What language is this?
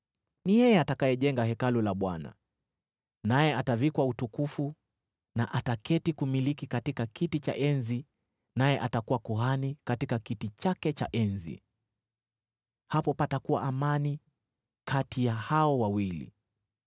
Swahili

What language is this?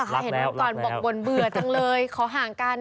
Thai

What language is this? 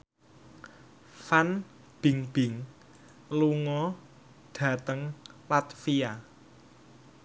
Javanese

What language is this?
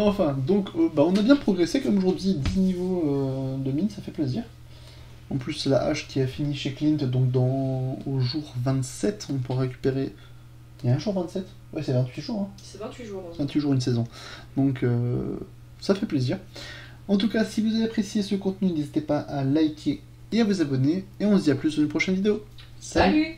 French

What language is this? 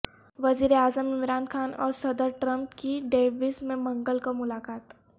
Urdu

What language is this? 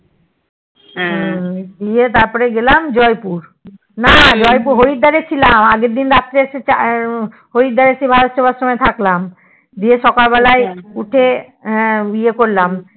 Bangla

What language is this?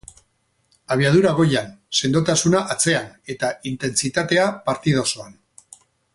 Basque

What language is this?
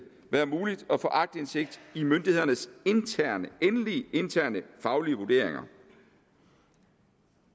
Danish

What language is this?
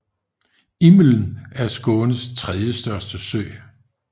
Danish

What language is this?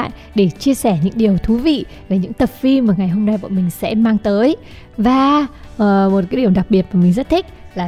Vietnamese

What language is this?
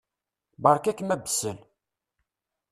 Kabyle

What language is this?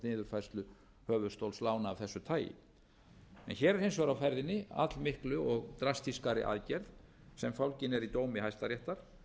Icelandic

